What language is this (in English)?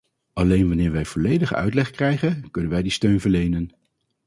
Dutch